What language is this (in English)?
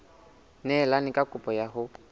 Southern Sotho